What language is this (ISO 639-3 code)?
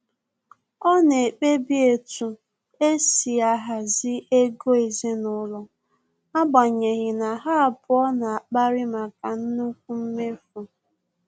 ibo